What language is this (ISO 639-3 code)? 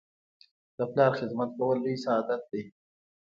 pus